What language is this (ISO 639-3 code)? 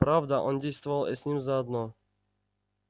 rus